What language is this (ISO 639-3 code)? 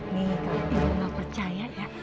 ind